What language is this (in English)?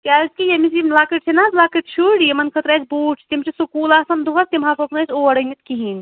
Kashmiri